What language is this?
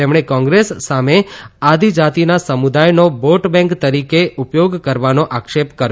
Gujarati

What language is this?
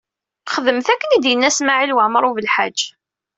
Kabyle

